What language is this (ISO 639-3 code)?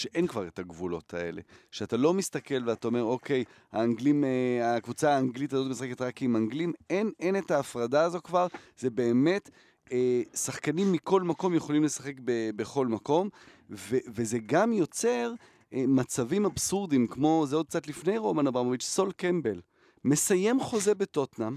heb